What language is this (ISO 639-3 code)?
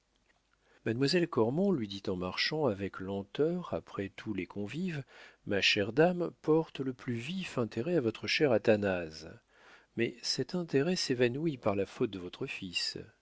fra